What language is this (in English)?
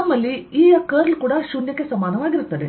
Kannada